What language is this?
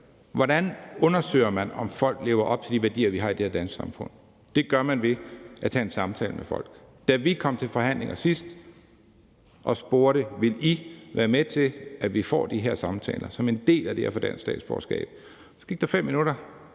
Danish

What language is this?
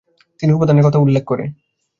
Bangla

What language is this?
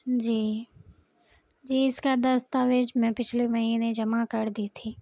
Urdu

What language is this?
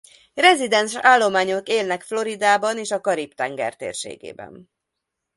Hungarian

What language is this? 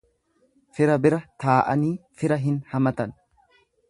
Oromo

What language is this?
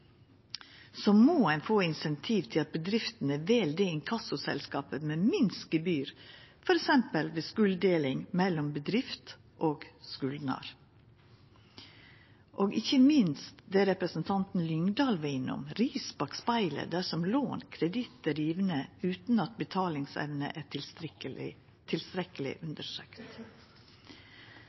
Norwegian Nynorsk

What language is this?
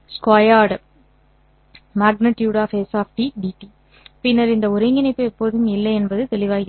Tamil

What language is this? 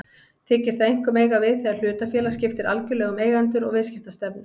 Icelandic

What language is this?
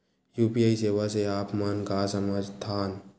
Chhattisgarhi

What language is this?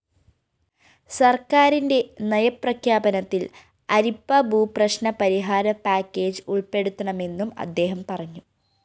Malayalam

